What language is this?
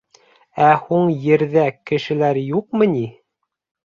Bashkir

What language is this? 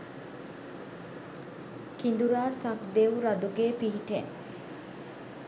Sinhala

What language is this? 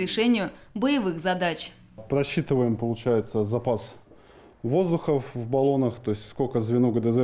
Russian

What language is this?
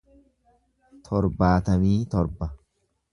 Oromo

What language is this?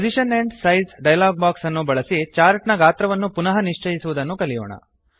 Kannada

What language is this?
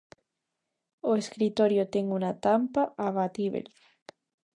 Galician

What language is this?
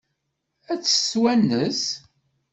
Kabyle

